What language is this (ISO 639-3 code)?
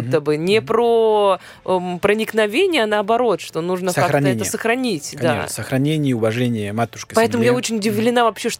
rus